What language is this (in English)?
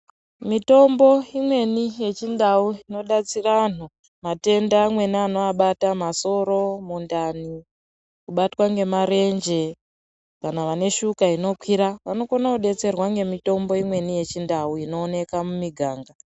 Ndau